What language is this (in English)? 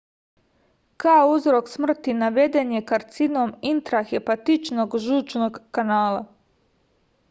Serbian